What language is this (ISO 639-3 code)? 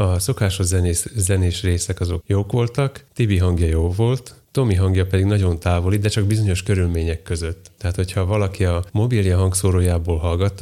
hun